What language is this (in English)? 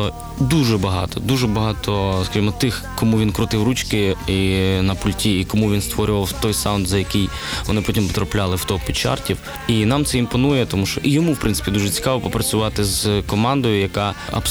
Ukrainian